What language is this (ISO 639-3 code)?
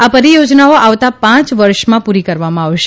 guj